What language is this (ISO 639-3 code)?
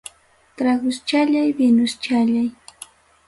quy